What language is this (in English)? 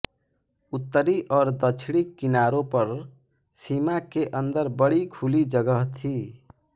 Hindi